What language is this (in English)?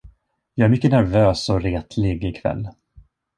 Swedish